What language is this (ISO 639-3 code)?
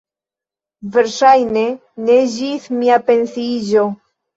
epo